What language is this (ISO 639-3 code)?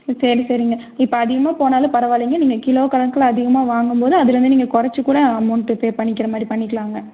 tam